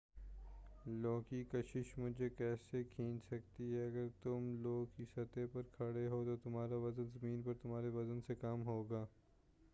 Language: Urdu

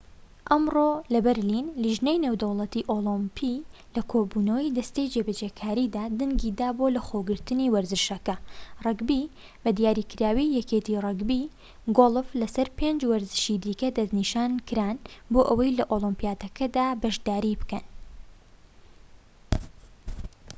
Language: Central Kurdish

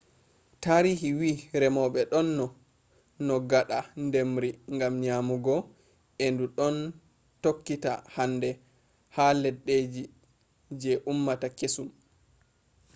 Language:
Fula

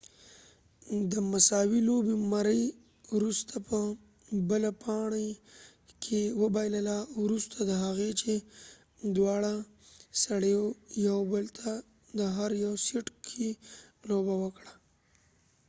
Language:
Pashto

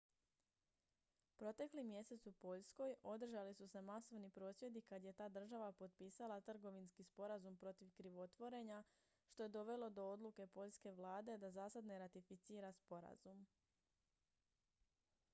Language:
Croatian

